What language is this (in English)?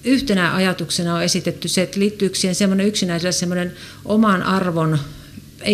Finnish